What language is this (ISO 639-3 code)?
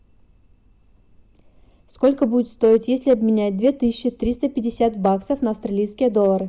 rus